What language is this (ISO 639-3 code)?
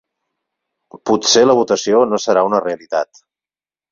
cat